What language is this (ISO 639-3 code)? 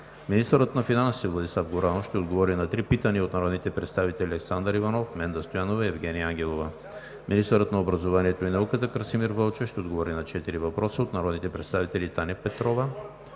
bul